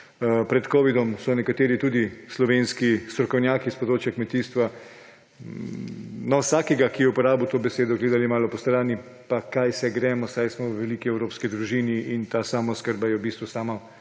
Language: Slovenian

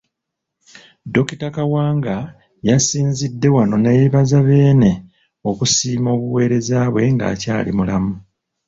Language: Ganda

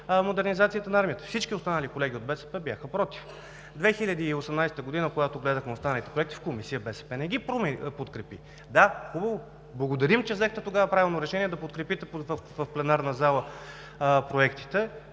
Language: Bulgarian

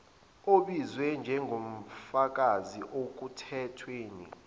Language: Zulu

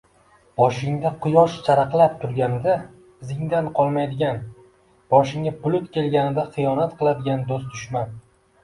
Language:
Uzbek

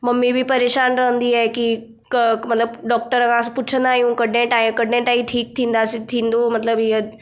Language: Sindhi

